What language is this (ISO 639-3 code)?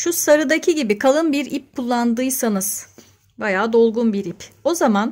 tur